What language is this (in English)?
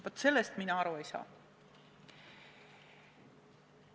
Estonian